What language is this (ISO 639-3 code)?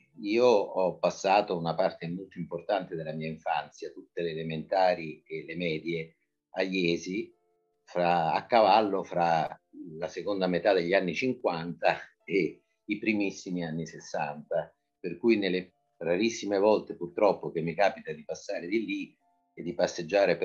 ita